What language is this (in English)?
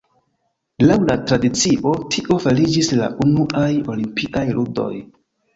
Esperanto